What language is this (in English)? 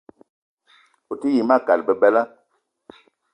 Eton (Cameroon)